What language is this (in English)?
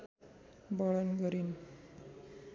Nepali